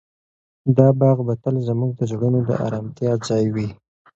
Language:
Pashto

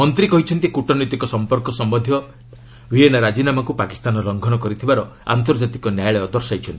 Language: Odia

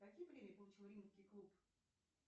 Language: Russian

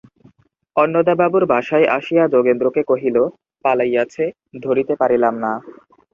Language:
Bangla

